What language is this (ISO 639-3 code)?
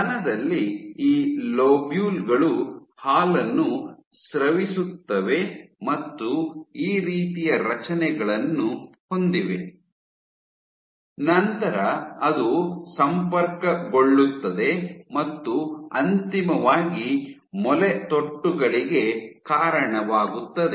kan